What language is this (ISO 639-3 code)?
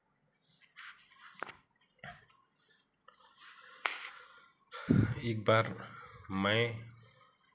hin